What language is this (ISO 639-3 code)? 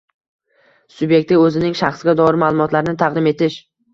uzb